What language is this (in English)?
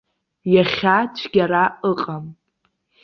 Abkhazian